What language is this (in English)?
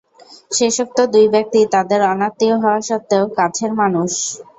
Bangla